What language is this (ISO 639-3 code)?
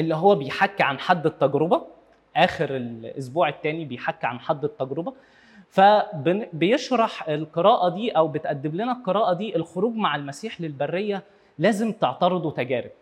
ara